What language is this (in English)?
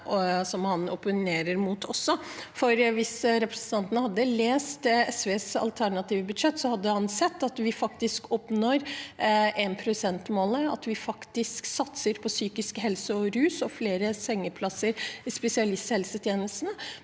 Norwegian